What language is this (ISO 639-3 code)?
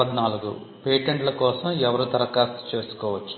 tel